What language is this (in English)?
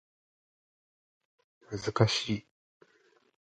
Japanese